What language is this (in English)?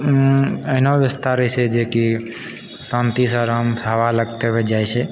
Maithili